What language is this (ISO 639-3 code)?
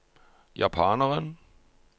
nor